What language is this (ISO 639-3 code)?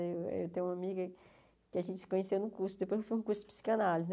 por